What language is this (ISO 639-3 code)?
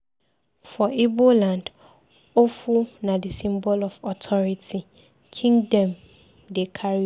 pcm